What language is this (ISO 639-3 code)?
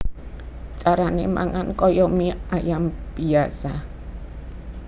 jav